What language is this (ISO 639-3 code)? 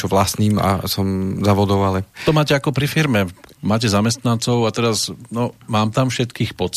slk